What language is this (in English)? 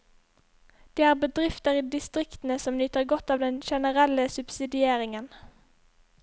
Norwegian